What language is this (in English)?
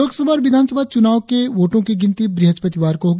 Hindi